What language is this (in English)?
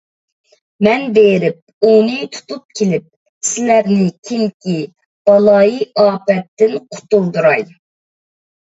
Uyghur